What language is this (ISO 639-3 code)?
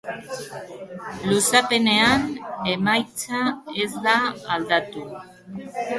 eus